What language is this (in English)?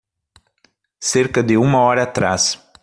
Portuguese